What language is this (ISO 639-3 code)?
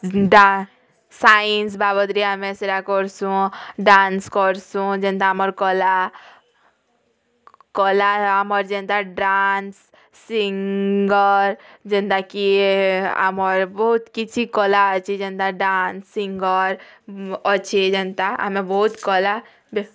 ori